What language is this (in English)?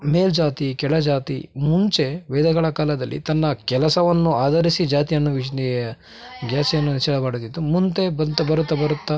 Kannada